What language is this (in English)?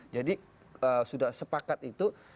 Indonesian